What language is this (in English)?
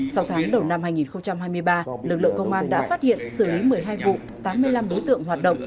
Vietnamese